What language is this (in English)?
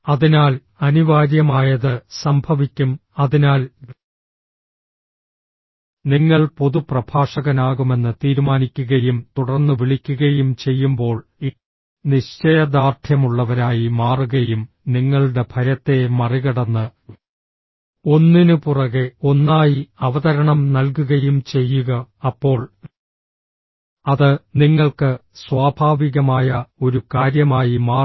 Malayalam